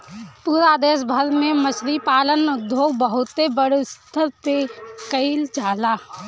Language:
Bhojpuri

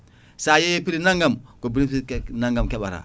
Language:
Fula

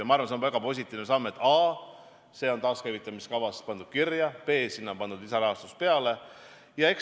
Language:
Estonian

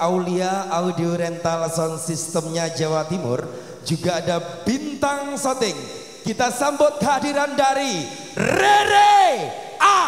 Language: Indonesian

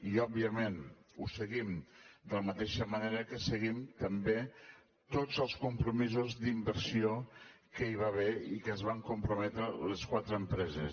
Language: Catalan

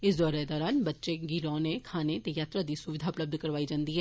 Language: Dogri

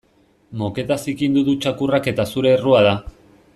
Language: Basque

